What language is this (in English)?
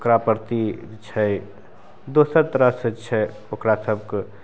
Maithili